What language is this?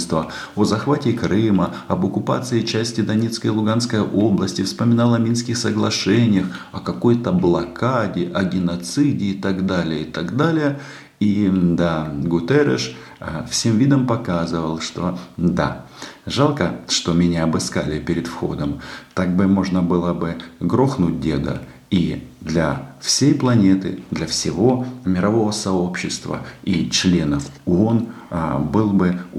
Russian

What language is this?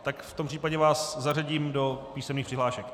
Czech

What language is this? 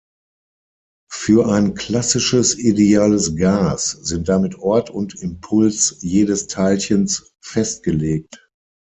German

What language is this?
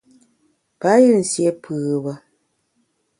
Bamun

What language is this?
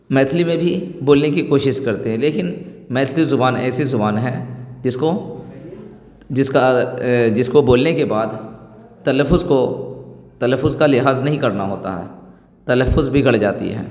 Urdu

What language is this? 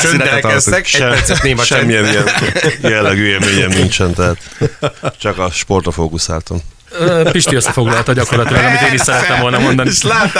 Hungarian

